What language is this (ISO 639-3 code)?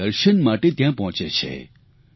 guj